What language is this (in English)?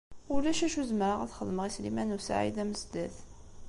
Kabyle